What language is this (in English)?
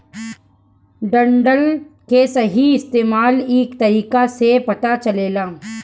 Bhojpuri